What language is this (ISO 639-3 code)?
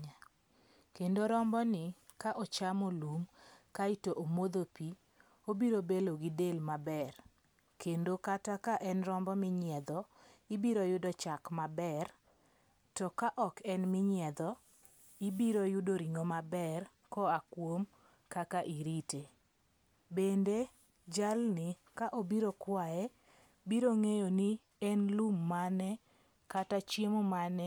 luo